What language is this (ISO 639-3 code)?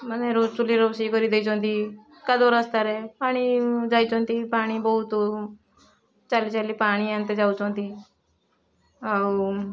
ori